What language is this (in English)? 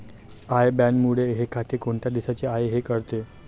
Marathi